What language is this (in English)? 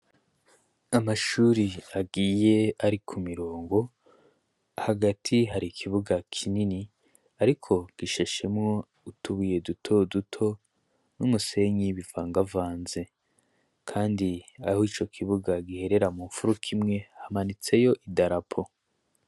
Rundi